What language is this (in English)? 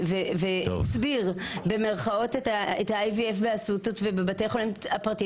Hebrew